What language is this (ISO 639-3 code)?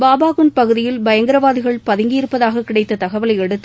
tam